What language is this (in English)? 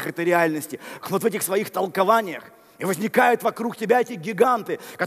Russian